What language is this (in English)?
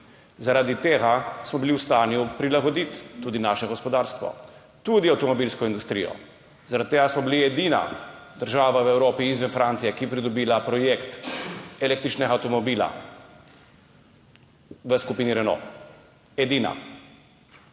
Slovenian